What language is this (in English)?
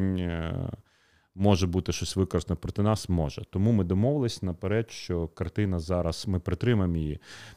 Ukrainian